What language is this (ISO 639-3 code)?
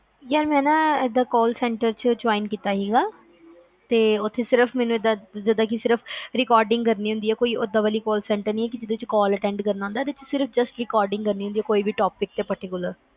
pan